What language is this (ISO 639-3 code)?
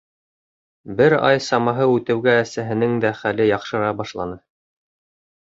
bak